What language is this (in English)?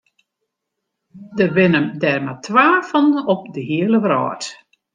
Western Frisian